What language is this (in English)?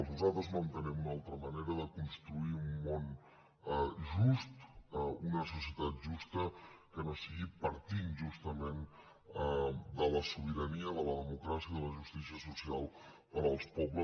Catalan